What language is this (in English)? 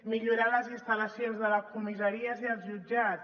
Catalan